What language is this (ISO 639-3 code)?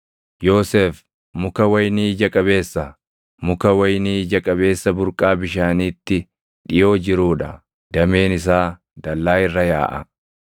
orm